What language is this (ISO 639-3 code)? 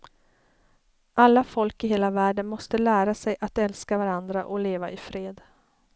swe